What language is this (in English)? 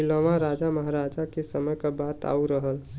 Bhojpuri